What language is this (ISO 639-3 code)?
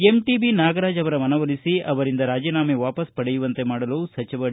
kan